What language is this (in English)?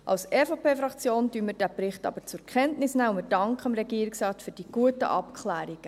Swiss German